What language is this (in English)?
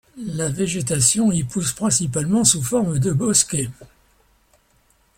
French